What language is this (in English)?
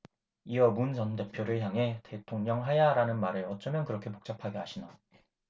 Korean